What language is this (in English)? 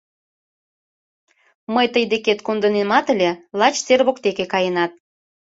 Mari